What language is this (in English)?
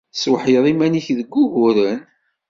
Kabyle